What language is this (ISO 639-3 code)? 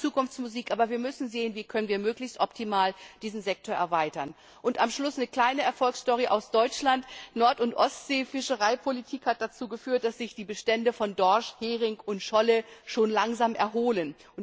deu